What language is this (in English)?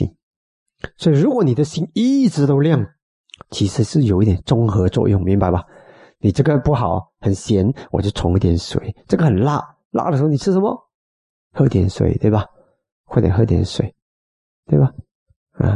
Chinese